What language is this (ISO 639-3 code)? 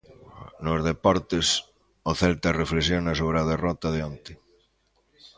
glg